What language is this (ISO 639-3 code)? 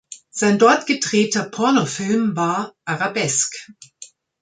deu